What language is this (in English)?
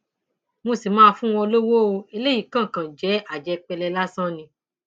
Yoruba